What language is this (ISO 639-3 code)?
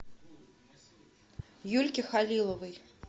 rus